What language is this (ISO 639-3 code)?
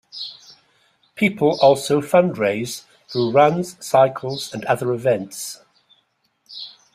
eng